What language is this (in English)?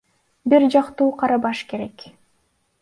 Kyrgyz